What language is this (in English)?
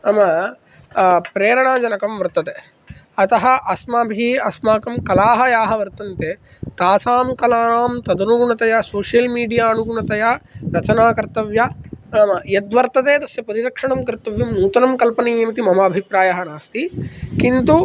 Sanskrit